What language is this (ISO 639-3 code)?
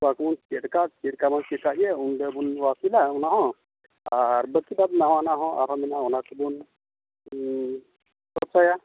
sat